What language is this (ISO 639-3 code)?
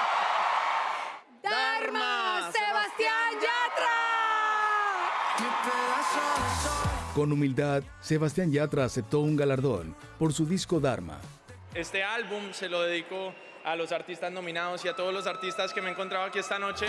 spa